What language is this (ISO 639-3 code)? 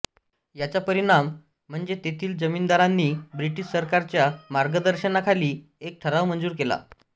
mar